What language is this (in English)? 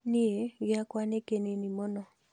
Kikuyu